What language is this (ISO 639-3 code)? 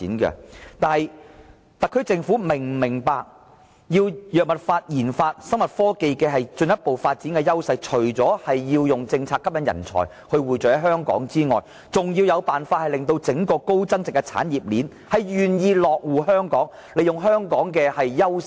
yue